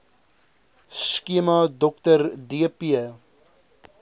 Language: Afrikaans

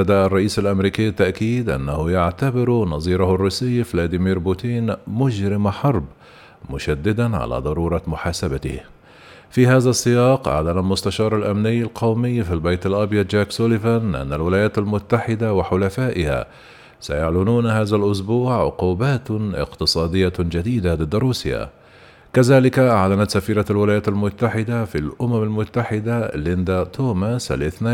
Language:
Arabic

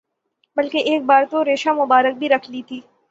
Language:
Urdu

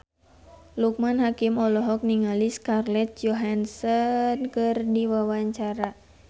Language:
Sundanese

